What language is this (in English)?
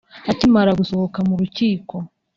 Kinyarwanda